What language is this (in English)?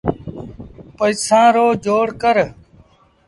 Sindhi Bhil